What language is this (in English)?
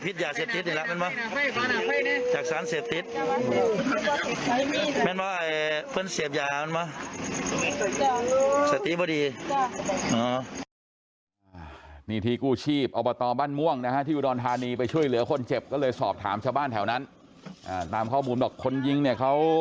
Thai